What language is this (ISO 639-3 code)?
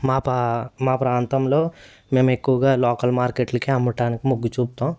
tel